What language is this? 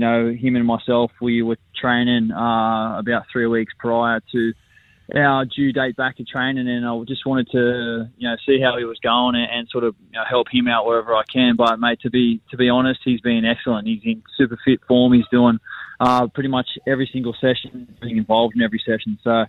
English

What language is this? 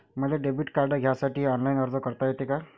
Marathi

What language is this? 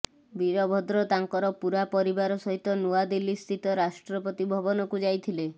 Odia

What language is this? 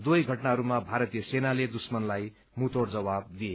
Nepali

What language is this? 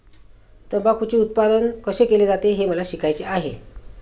Marathi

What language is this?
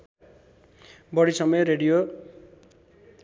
Nepali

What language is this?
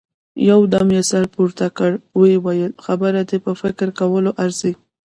Pashto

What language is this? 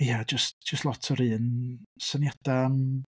Welsh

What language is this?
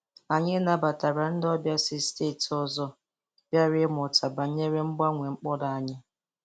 Igbo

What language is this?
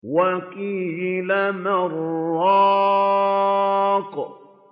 Arabic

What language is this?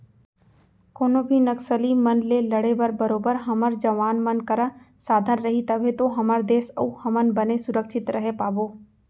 Chhattisgarhi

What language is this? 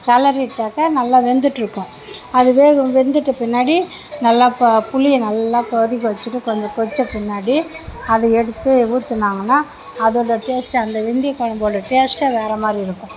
Tamil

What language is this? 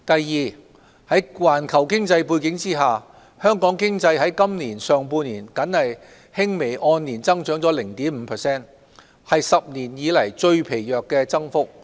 Cantonese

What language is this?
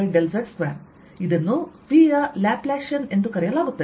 Kannada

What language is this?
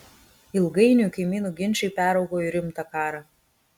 Lithuanian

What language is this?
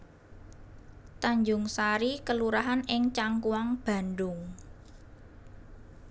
Javanese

